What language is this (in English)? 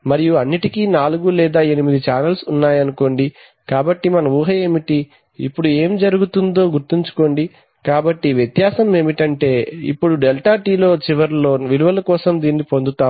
Telugu